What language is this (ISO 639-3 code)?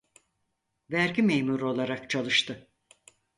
tur